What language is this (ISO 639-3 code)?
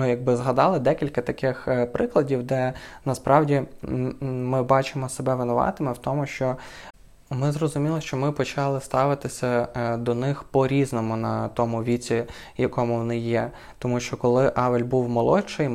ukr